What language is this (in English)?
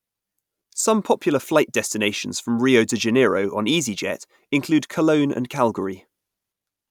English